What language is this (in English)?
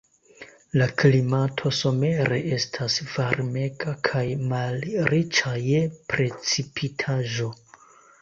Esperanto